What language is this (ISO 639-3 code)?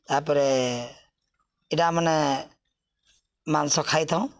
ori